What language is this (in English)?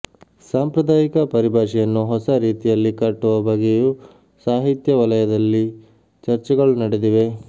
Kannada